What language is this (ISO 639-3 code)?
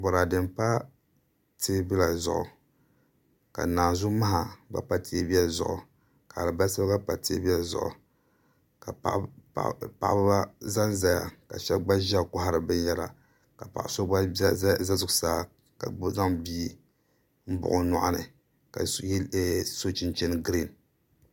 dag